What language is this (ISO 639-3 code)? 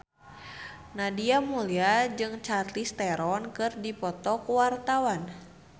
sun